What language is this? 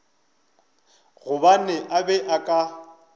Northern Sotho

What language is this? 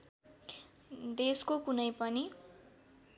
Nepali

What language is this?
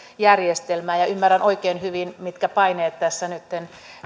Finnish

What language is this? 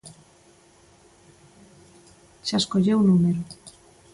Galician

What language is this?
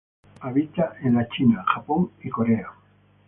Spanish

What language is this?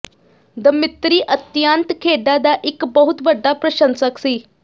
Punjabi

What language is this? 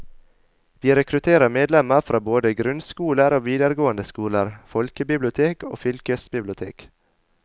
Norwegian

